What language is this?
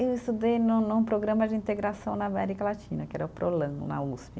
Portuguese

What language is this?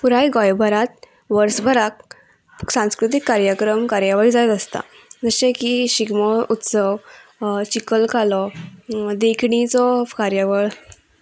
Konkani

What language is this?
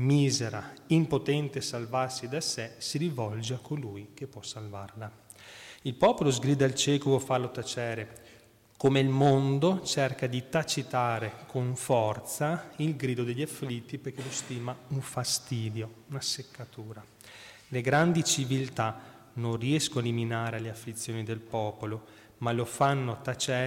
Italian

